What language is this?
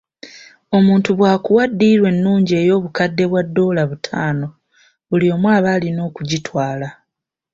Ganda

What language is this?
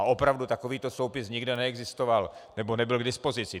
Czech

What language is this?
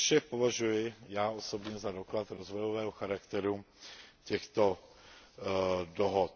Czech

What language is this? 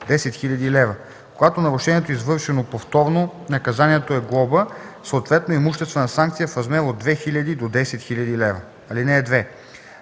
Bulgarian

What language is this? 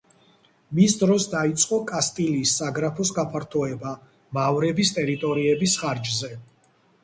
Georgian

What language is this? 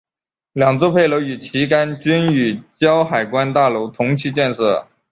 Chinese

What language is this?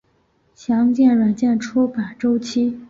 Chinese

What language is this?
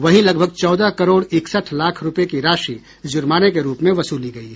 Hindi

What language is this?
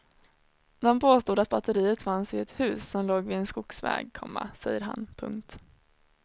Swedish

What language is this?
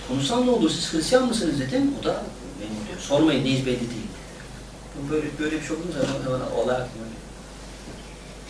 Turkish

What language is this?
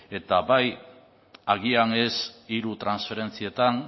Basque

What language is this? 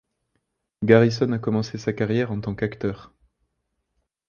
French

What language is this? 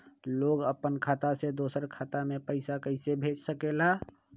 Magahi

